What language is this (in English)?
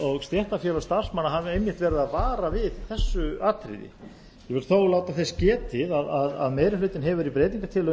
Icelandic